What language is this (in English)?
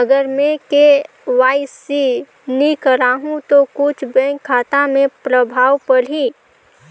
Chhattisgarhi